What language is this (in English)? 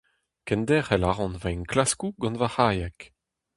Breton